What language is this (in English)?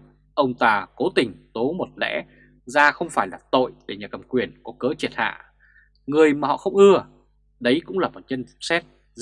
Vietnamese